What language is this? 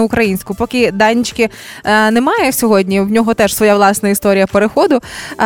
Ukrainian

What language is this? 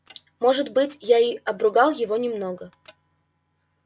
Russian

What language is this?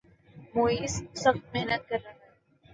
Urdu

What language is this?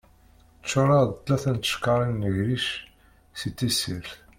Kabyle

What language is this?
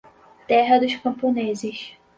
Portuguese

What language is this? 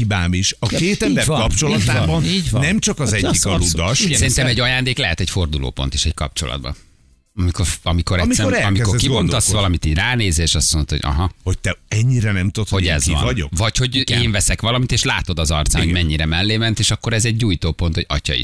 Hungarian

